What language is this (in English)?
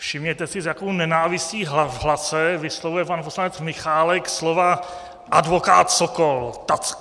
Czech